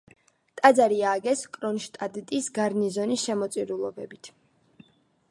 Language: Georgian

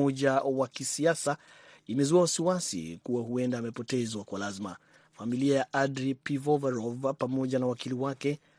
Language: Swahili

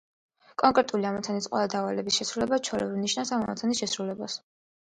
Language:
Georgian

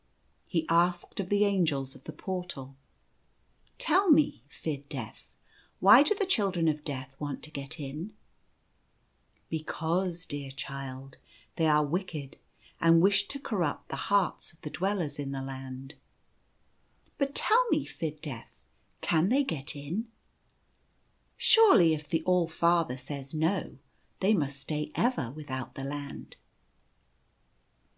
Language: English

